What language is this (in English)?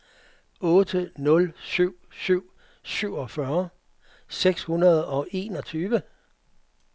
Danish